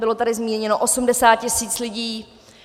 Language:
Czech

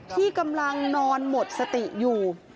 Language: Thai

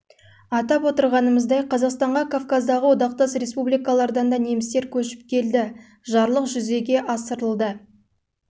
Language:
Kazakh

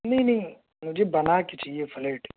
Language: Urdu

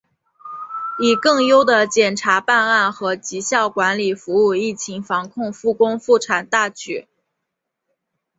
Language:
Chinese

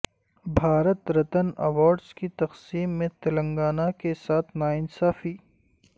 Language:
Urdu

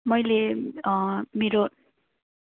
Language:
Nepali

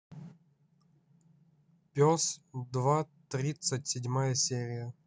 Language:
Russian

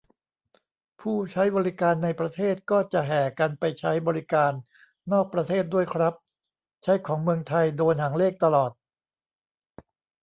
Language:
Thai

